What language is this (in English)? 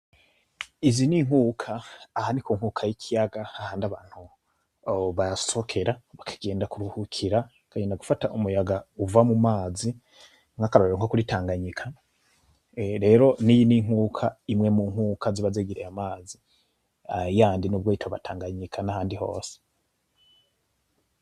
Rundi